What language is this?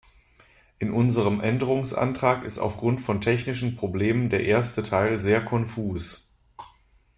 German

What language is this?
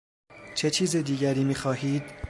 Persian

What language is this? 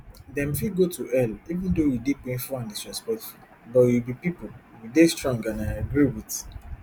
Nigerian Pidgin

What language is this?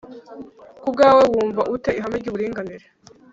Kinyarwanda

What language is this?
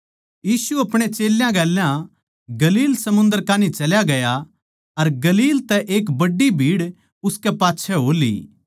Haryanvi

